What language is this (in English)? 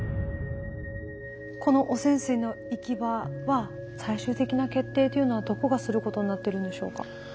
Japanese